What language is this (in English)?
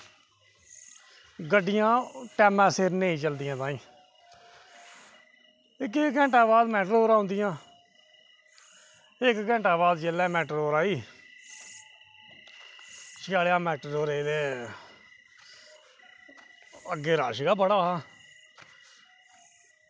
Dogri